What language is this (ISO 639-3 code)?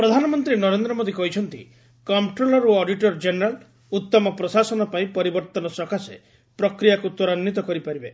ori